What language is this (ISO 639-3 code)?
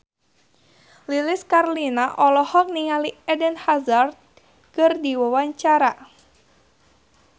sun